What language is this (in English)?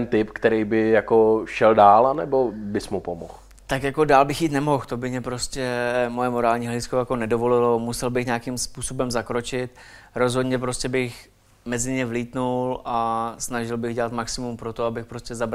Czech